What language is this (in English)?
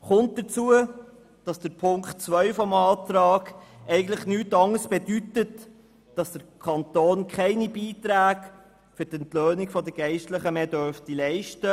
Swiss German